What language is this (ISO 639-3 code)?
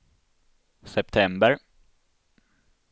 swe